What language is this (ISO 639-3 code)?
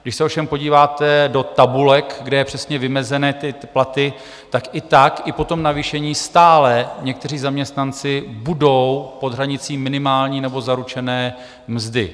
ces